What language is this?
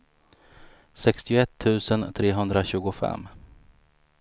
Swedish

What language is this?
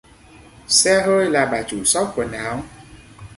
Vietnamese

